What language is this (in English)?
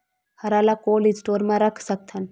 Chhattisgarhi